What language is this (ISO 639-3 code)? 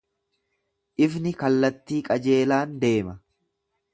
orm